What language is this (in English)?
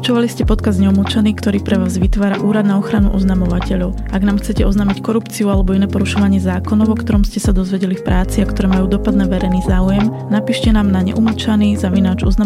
Slovak